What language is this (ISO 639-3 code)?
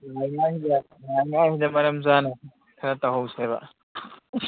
mni